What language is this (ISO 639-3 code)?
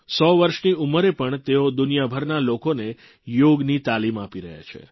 guj